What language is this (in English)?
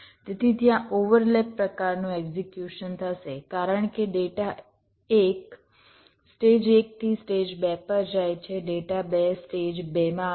Gujarati